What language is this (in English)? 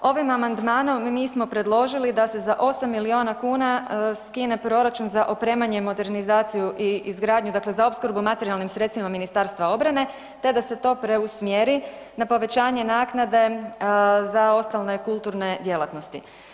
Croatian